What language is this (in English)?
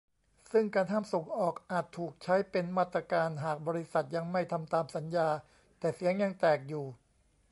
Thai